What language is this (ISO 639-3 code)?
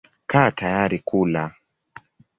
swa